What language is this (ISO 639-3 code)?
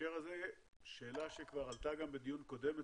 heb